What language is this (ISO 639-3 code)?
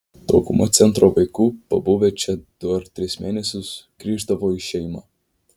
lit